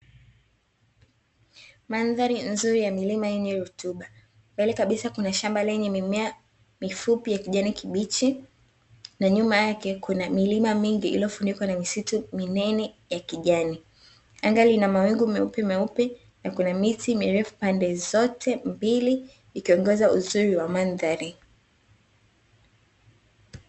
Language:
Swahili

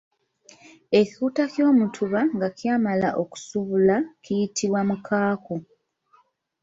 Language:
Ganda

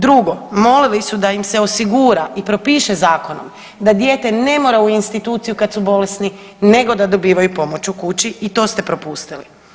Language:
Croatian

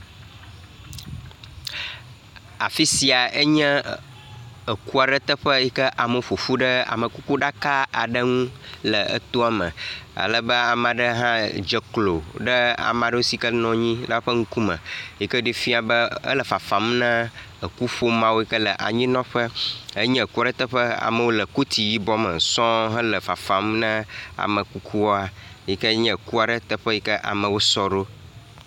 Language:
Ewe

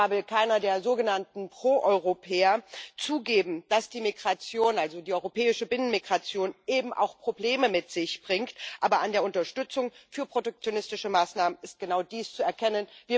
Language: German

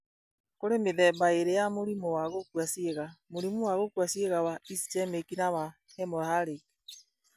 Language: Kikuyu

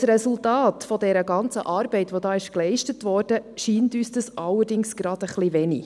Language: Swiss German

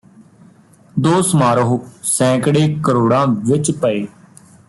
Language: Punjabi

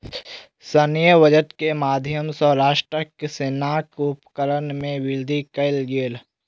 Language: Maithili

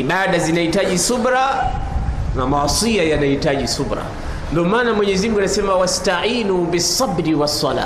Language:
Swahili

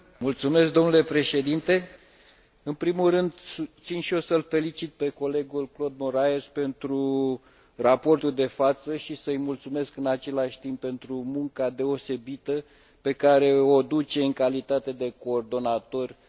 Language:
Romanian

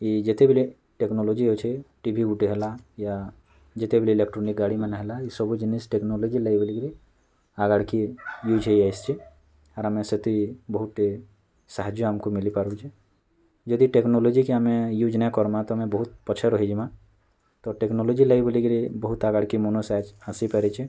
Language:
Odia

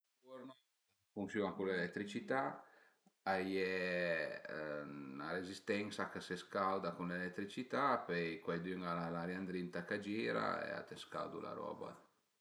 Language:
Piedmontese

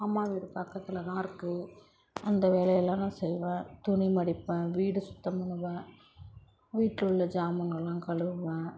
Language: Tamil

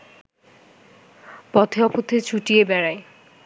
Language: Bangla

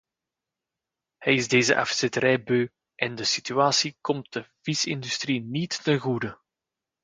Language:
Dutch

